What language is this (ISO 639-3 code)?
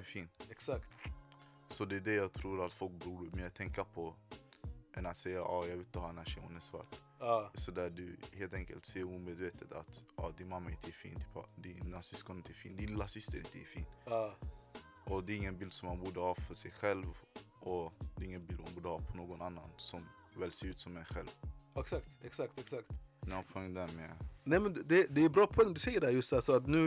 swe